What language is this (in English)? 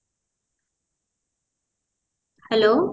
Odia